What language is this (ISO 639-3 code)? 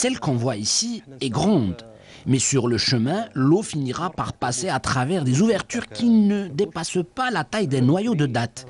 fra